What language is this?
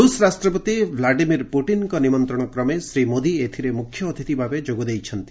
Odia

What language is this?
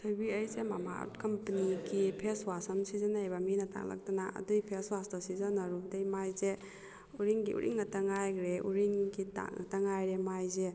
Manipuri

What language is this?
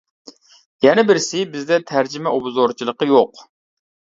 Uyghur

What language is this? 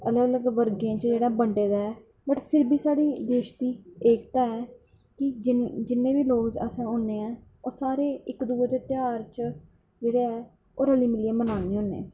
Dogri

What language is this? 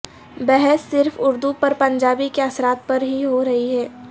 Urdu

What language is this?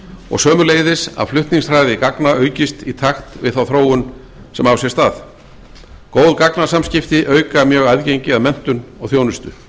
Icelandic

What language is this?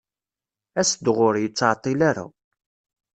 Kabyle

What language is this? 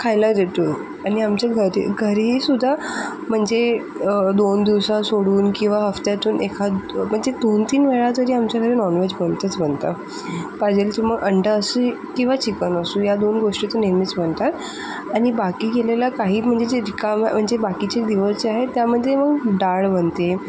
Marathi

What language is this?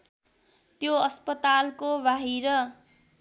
Nepali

